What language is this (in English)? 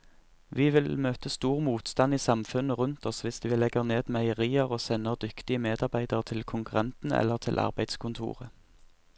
Norwegian